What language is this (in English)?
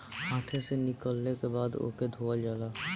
Bhojpuri